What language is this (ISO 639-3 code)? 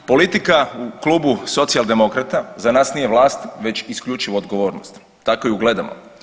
hrv